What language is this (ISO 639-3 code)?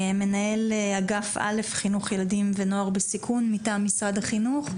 heb